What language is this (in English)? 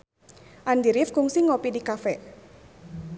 Sundanese